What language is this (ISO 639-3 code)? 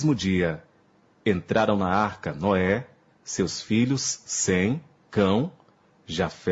por